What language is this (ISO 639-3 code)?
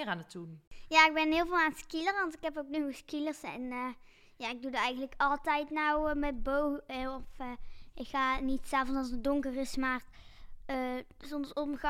nld